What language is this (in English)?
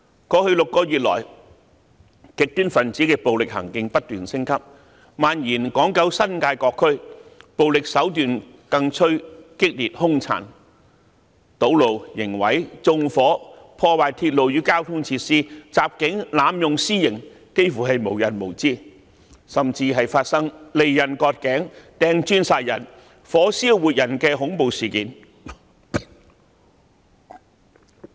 Cantonese